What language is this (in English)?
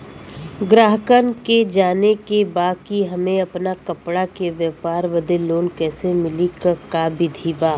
Bhojpuri